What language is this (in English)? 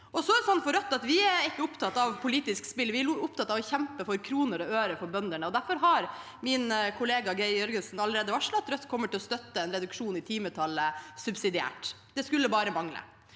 Norwegian